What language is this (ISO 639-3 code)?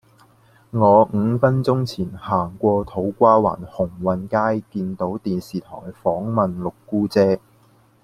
yue